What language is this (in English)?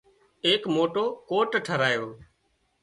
Wadiyara Koli